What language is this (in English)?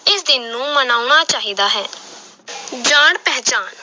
Punjabi